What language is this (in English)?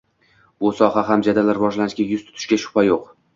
Uzbek